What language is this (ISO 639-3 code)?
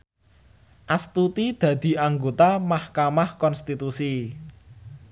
jav